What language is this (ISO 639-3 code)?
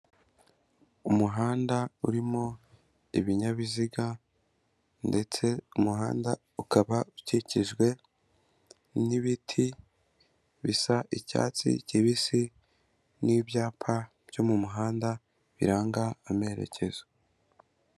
kin